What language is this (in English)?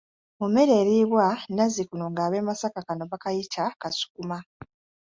Ganda